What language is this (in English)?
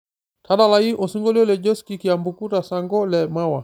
Masai